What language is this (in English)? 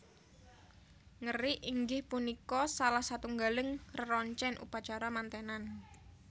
Javanese